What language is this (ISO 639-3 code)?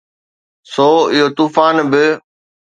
snd